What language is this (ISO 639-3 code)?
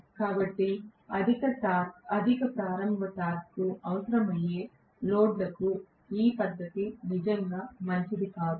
tel